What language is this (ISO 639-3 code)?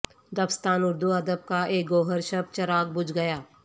urd